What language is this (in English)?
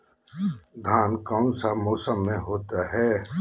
Magahi